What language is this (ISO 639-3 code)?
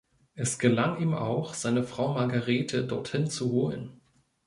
deu